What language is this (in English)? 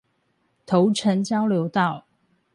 Chinese